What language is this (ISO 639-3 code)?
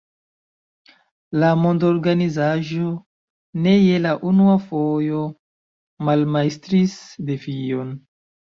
epo